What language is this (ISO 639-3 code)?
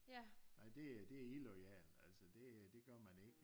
dan